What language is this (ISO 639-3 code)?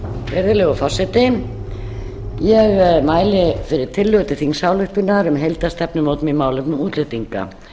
isl